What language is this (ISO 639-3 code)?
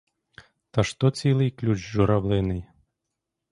ukr